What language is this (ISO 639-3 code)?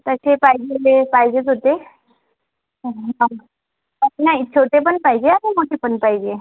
mar